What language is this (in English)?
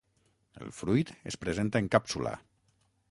Catalan